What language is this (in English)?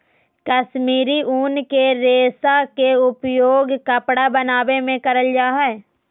Magahi